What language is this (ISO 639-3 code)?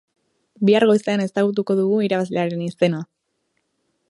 eus